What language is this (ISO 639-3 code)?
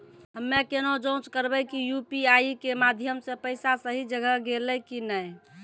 mai